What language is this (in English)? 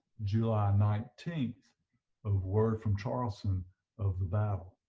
English